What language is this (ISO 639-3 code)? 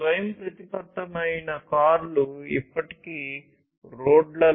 tel